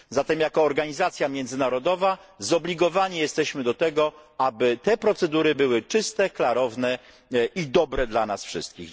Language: Polish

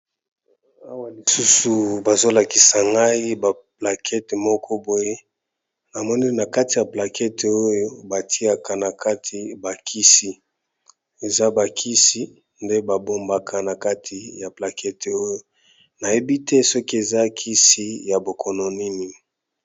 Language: Lingala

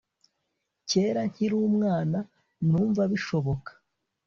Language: Kinyarwanda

